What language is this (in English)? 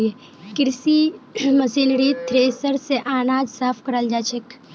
Magahi